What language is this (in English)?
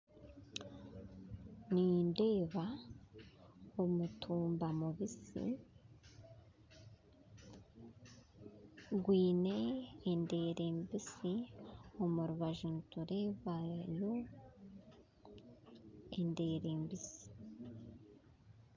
Nyankole